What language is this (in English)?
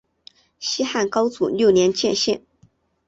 Chinese